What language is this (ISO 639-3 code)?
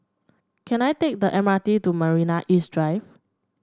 eng